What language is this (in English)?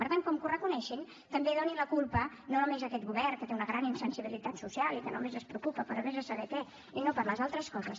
Catalan